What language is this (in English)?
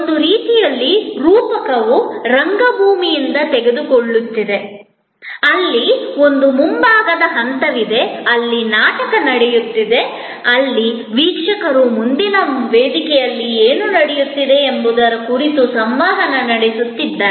Kannada